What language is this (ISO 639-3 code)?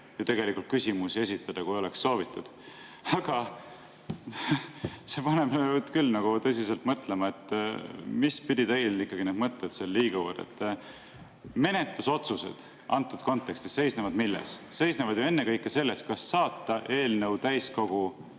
est